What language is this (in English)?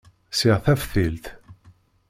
Kabyle